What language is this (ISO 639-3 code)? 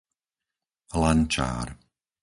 slk